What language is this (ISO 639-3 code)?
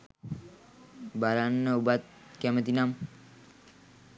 sin